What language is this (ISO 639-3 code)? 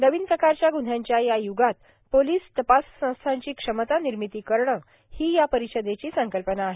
mar